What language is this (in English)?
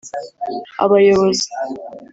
Kinyarwanda